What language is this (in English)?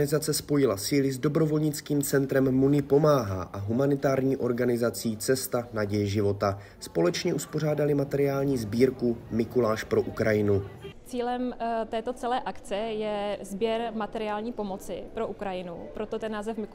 Czech